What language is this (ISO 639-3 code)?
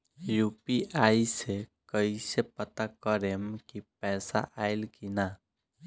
bho